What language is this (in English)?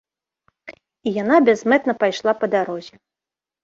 Belarusian